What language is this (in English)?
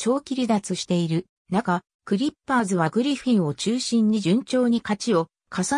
Japanese